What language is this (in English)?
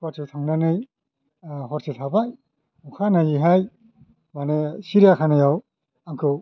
Bodo